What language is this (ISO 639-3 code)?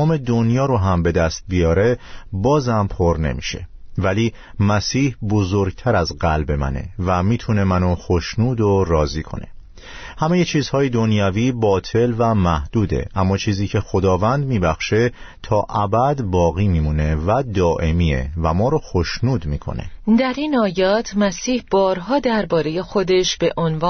fas